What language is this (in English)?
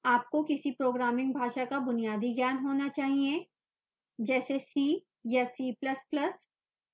Hindi